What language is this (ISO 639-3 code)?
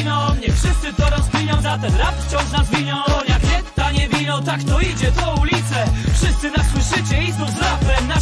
pol